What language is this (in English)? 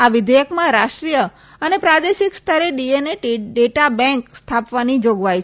Gujarati